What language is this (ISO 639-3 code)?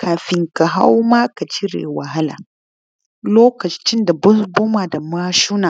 hau